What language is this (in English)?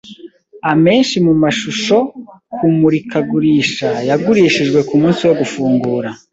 Kinyarwanda